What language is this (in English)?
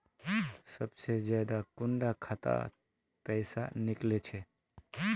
Magahi